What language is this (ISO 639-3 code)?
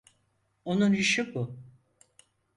tur